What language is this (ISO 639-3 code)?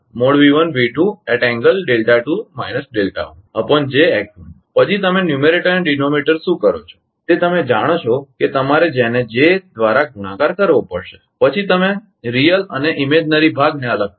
guj